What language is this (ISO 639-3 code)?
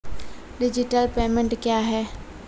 mai